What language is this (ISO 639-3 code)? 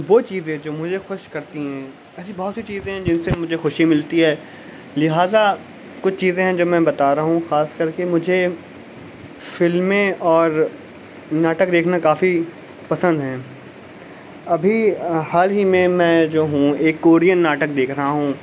urd